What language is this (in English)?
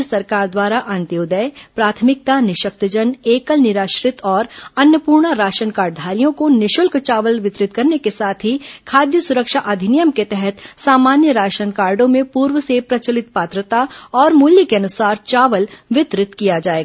Hindi